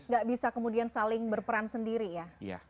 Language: Indonesian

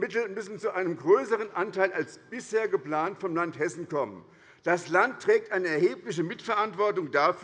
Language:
German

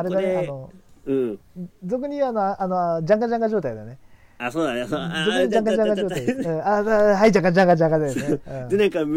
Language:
Japanese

